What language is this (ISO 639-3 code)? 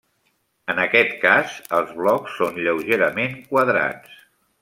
cat